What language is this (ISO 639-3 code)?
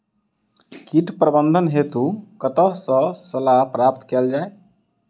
mai